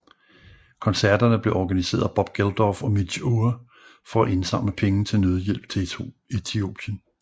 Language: Danish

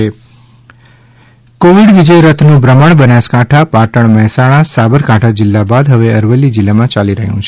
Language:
Gujarati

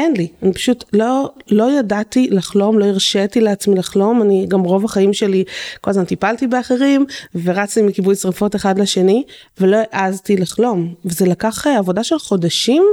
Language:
Hebrew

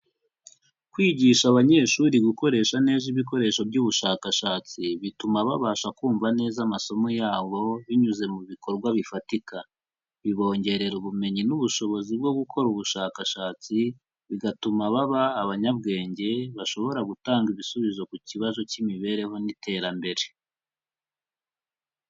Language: Kinyarwanda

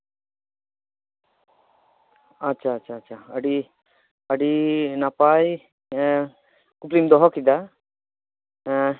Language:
Santali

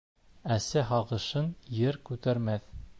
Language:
Bashkir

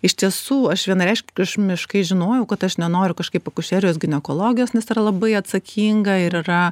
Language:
Lithuanian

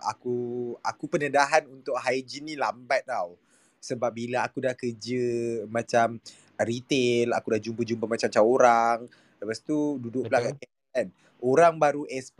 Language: Malay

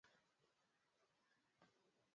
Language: Swahili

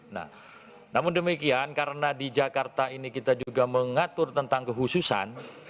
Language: Indonesian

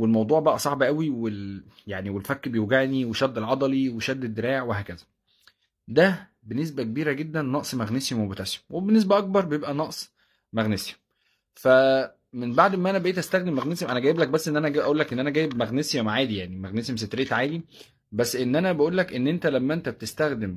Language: Arabic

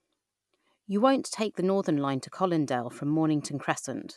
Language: English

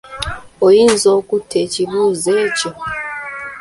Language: Ganda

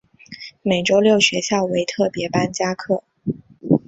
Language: Chinese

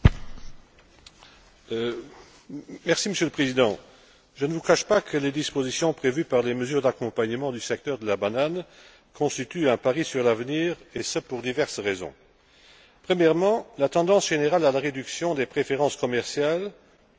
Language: French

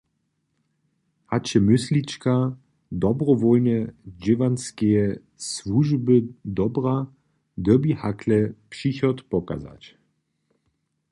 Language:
Upper Sorbian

